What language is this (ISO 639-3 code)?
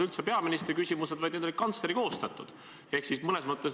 est